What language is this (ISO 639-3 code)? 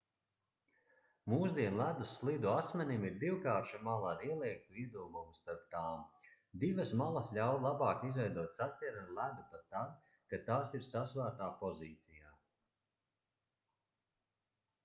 lav